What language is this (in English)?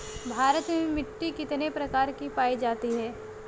Bhojpuri